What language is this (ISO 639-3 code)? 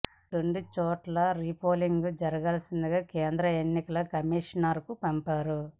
tel